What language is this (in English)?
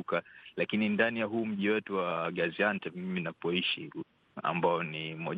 Swahili